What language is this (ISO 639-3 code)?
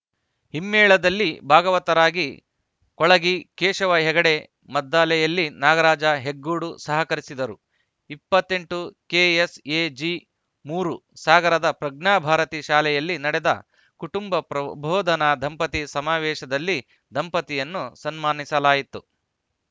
kan